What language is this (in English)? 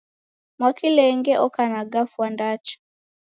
Taita